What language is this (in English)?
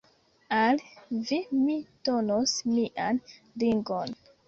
Esperanto